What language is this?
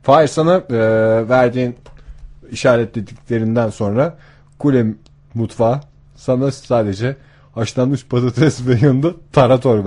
Turkish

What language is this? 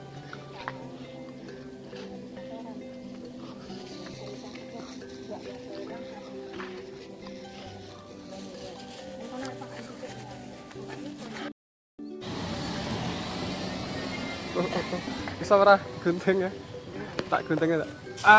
Indonesian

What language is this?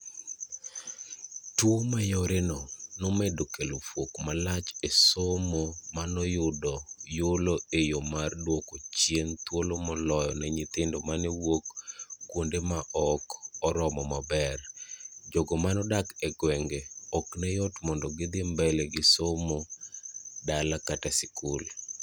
Luo (Kenya and Tanzania)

